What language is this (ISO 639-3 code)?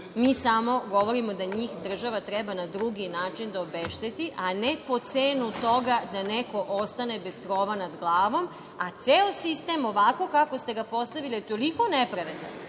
srp